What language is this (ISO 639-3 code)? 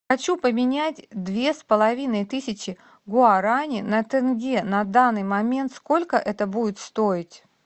rus